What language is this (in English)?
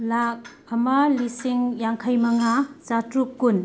Manipuri